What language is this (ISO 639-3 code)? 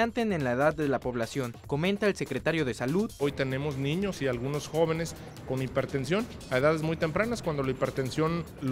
spa